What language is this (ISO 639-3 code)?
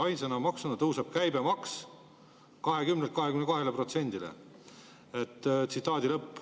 est